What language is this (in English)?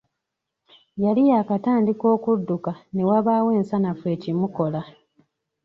Ganda